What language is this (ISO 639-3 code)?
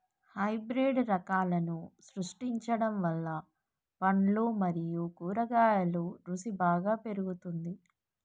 tel